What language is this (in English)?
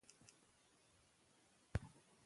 Pashto